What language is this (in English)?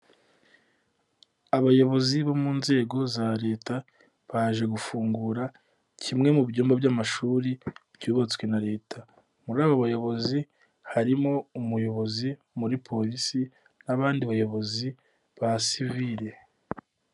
Kinyarwanda